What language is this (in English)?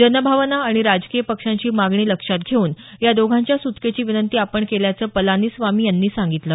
Marathi